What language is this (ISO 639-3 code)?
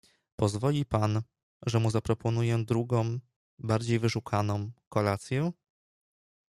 pol